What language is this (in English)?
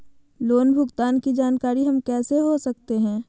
Magahi